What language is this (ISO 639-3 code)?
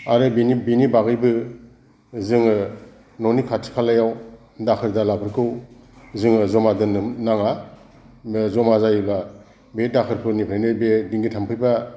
brx